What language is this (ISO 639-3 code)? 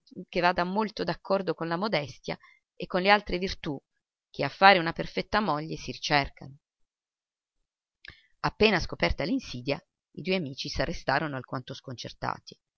ita